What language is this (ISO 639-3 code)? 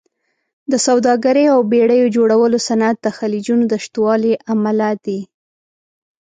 pus